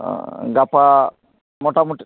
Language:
Santali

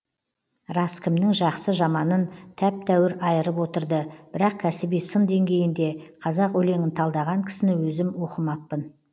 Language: Kazakh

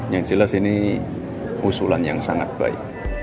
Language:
Indonesian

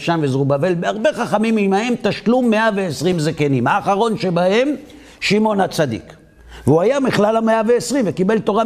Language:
Hebrew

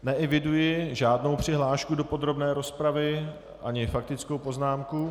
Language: Czech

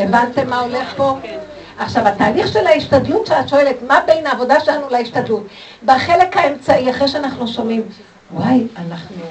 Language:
Hebrew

